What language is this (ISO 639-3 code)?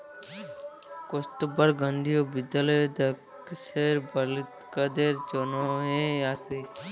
ben